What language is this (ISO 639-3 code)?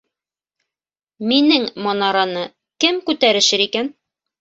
bak